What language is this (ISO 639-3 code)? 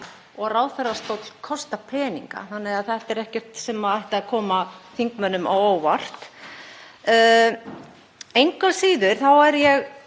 isl